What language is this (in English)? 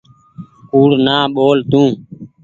Goaria